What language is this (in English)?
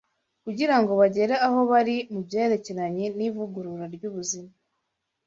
Kinyarwanda